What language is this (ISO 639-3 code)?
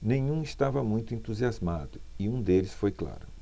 por